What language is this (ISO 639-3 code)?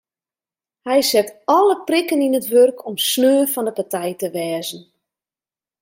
fry